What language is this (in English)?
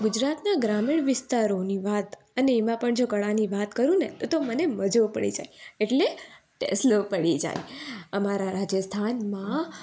Gujarati